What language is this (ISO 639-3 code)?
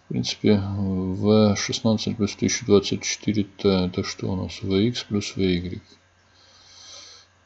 rus